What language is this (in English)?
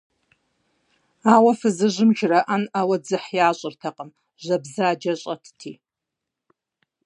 Kabardian